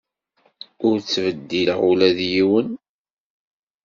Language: Kabyle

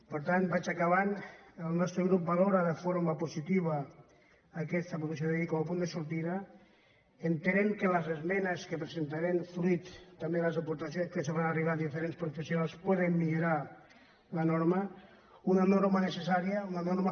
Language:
Catalan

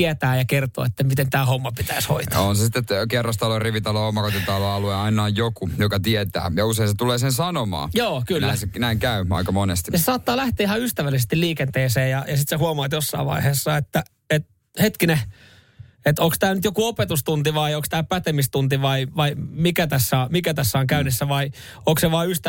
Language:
Finnish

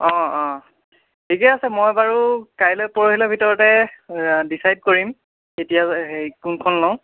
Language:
Assamese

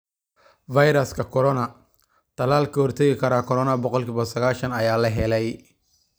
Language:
Somali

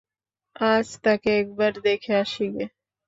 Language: Bangla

